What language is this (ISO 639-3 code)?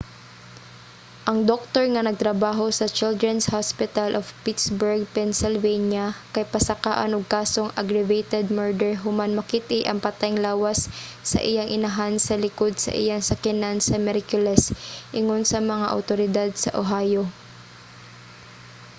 ceb